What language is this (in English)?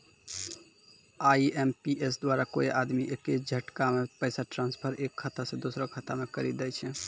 Maithili